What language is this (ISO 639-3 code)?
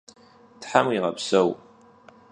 kbd